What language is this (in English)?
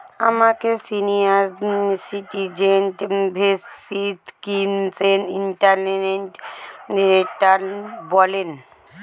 Bangla